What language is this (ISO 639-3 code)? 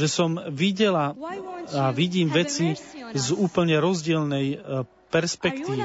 slk